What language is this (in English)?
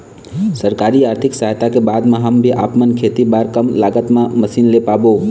Chhattisgarhi